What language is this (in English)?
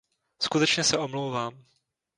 Czech